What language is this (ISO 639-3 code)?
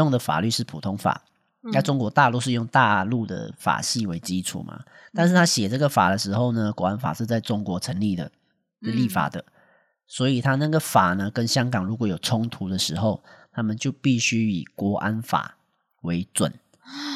zho